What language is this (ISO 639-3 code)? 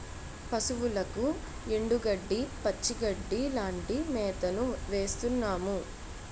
tel